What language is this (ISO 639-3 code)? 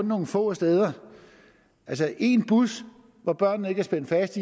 dan